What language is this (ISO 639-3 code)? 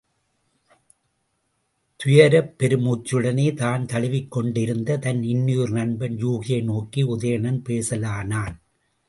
tam